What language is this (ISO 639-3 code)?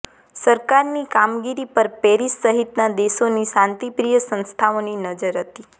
guj